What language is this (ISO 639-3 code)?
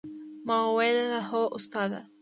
pus